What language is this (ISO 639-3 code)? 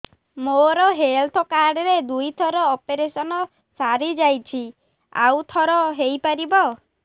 ori